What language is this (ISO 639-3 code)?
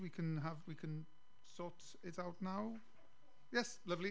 eng